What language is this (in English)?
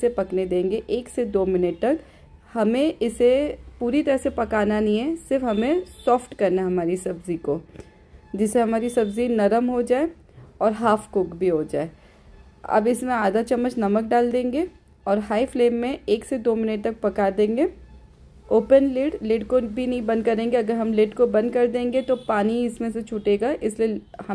Hindi